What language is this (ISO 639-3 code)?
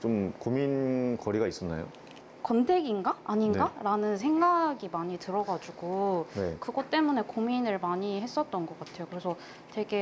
kor